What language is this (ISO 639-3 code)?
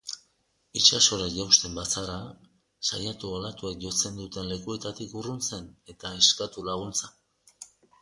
eus